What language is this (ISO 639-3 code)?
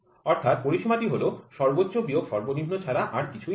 ben